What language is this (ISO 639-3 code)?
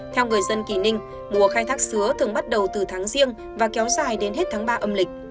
vie